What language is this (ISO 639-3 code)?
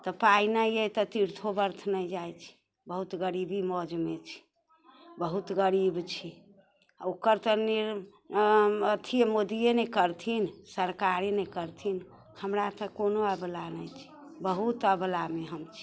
mai